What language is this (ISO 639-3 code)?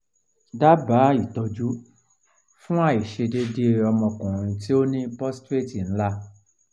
yor